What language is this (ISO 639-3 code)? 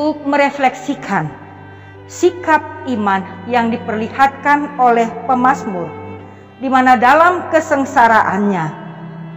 ind